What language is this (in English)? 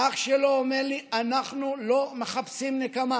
Hebrew